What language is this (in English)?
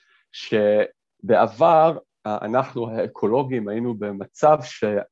Hebrew